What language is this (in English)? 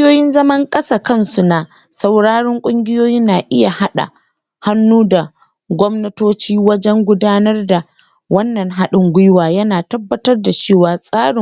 Hausa